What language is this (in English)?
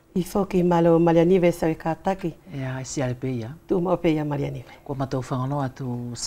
French